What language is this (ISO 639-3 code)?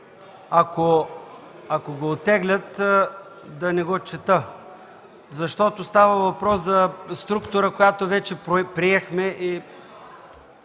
bul